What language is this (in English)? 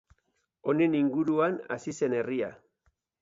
Basque